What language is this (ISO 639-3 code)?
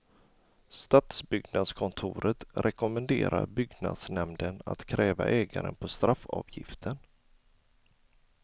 swe